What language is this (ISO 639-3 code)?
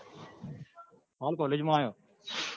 guj